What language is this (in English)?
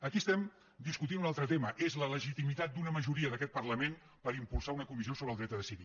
Catalan